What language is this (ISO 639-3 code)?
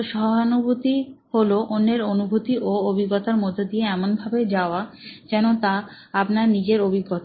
ben